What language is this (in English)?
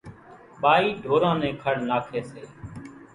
Kachi Koli